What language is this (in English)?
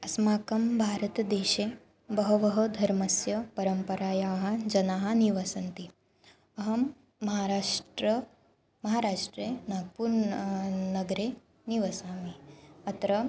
Sanskrit